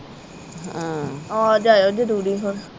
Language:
Punjabi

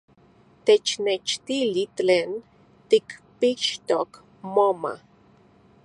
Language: Central Puebla Nahuatl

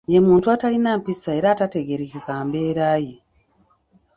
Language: Ganda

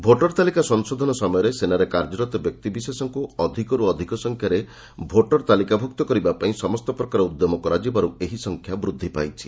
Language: Odia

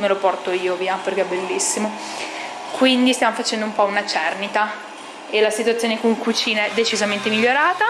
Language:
Italian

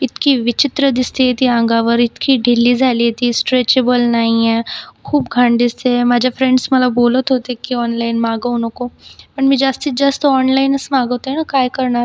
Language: Marathi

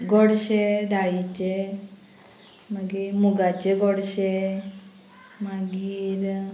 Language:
Konkani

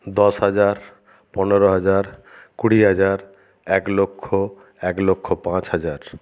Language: Bangla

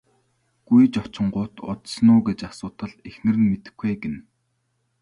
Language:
Mongolian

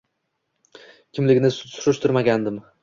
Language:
Uzbek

